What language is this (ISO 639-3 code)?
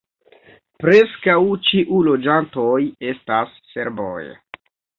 epo